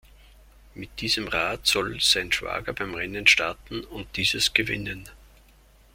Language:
German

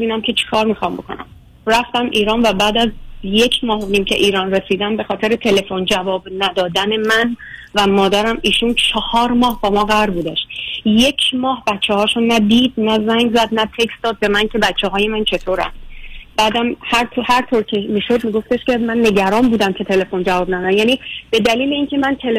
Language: Persian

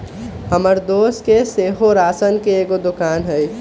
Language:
Magahi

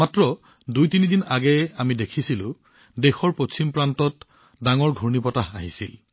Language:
Assamese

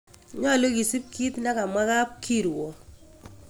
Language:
Kalenjin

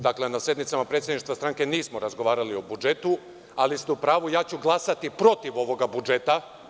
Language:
Serbian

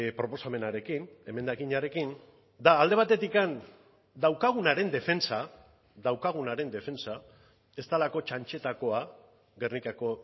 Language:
Basque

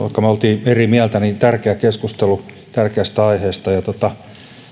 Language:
Finnish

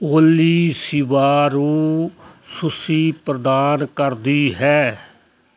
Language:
Punjabi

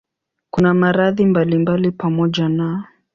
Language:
Swahili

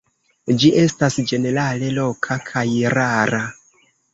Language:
Esperanto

